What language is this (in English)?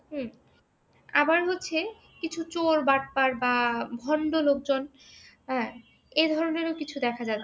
Bangla